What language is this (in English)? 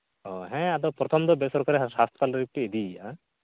Santali